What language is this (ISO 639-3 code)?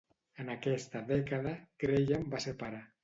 cat